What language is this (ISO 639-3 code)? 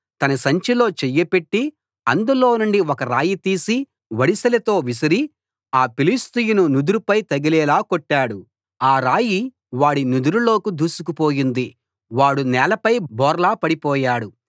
tel